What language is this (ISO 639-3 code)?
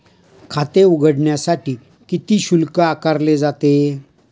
mar